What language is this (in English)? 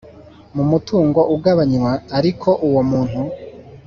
Kinyarwanda